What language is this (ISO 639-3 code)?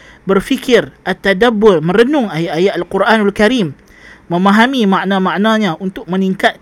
msa